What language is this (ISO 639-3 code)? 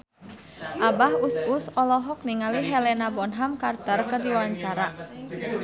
sun